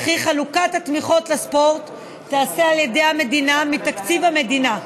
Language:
Hebrew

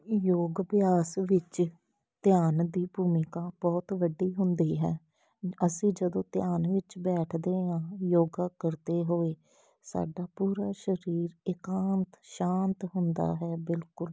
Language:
Punjabi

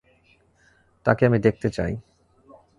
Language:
Bangla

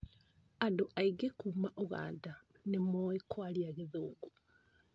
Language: Kikuyu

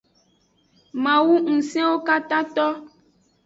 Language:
Aja (Benin)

